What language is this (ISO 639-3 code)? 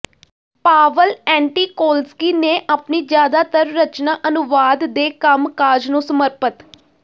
pan